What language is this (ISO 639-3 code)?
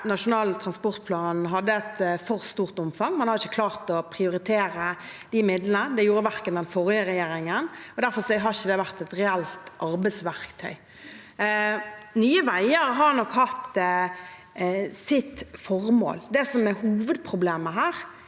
nor